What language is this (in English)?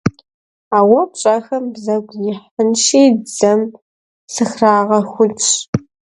Kabardian